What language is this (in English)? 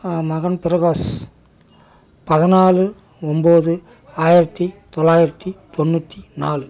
Tamil